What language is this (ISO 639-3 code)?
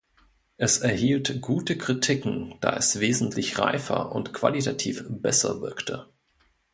deu